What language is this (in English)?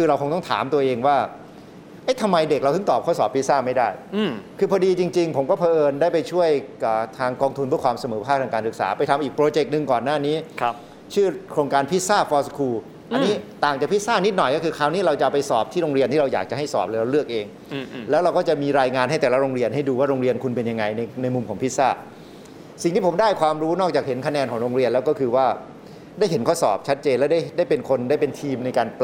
Thai